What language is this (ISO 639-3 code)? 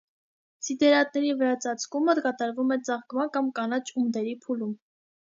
hye